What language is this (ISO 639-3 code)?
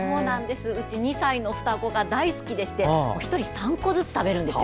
jpn